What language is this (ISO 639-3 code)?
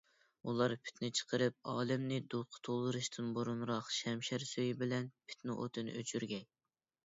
uig